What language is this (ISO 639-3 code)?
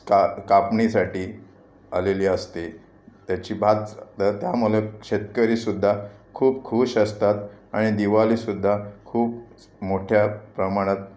mar